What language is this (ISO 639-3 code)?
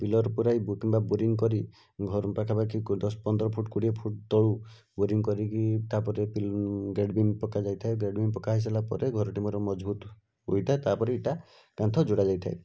ori